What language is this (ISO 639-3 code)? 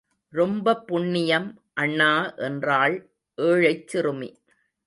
tam